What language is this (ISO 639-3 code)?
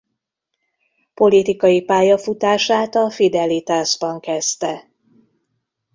hun